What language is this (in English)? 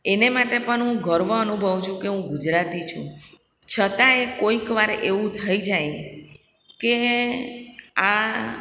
Gujarati